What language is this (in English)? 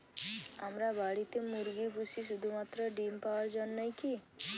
Bangla